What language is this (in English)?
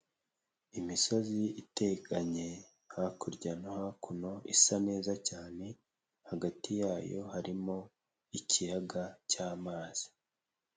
Kinyarwanda